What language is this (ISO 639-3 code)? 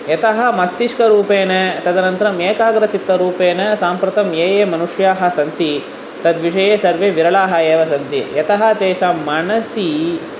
san